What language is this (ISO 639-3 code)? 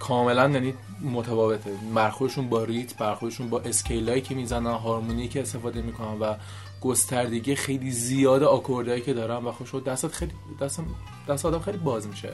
fas